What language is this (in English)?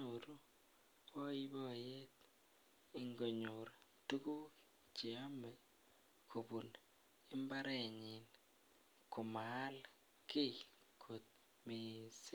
Kalenjin